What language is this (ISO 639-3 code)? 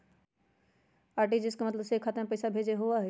mag